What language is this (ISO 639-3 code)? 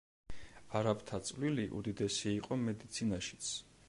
kat